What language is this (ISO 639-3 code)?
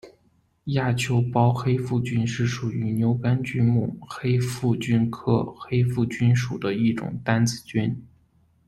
zho